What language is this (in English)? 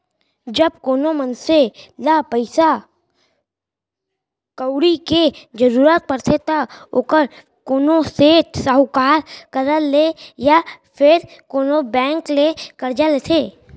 Chhattisgarhi